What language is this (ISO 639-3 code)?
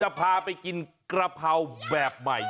tha